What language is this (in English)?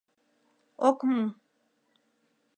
Mari